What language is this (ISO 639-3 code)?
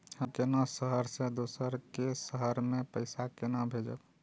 mai